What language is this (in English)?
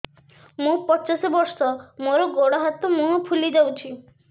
Odia